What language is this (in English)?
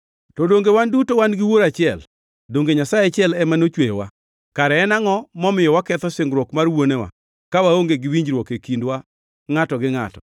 Luo (Kenya and Tanzania)